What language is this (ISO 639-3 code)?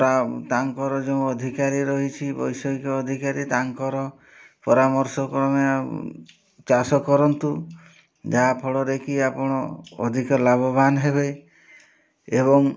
ori